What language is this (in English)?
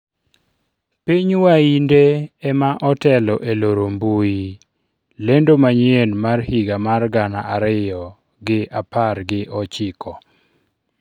Luo (Kenya and Tanzania)